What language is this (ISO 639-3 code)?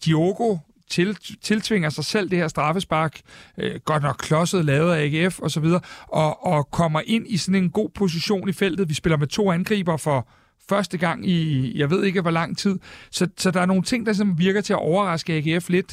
dan